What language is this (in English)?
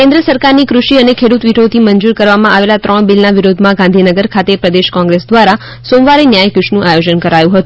Gujarati